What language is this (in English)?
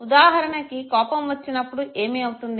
Telugu